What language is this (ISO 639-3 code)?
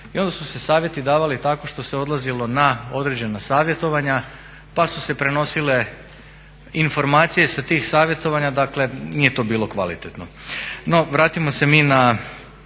hrv